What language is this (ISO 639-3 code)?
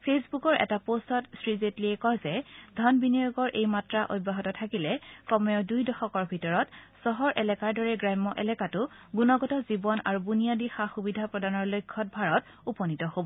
asm